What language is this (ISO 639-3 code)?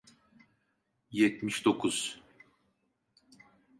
tur